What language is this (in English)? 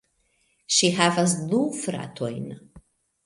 Esperanto